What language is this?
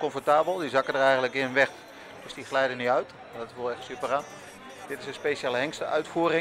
Dutch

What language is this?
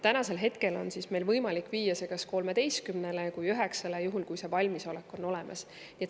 Estonian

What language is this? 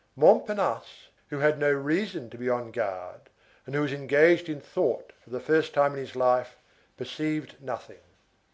English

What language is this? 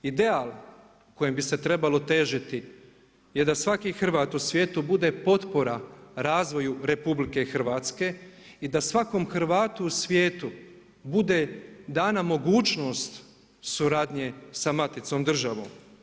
Croatian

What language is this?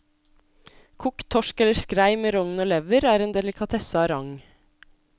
Norwegian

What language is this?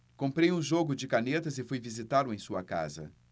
Portuguese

